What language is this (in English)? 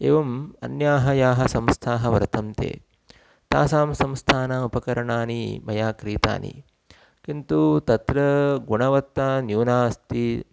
Sanskrit